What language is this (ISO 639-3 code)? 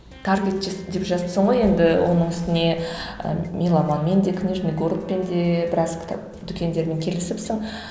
kaz